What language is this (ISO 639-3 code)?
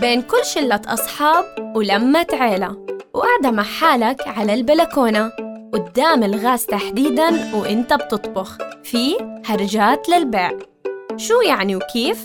ara